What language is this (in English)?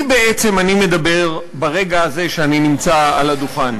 Hebrew